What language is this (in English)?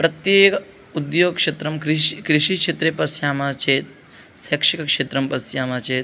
Sanskrit